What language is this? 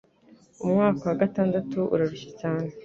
Kinyarwanda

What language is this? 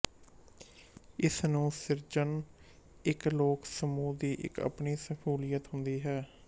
Punjabi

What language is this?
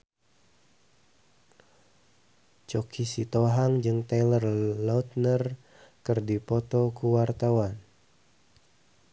Sundanese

